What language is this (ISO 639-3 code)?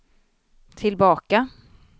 swe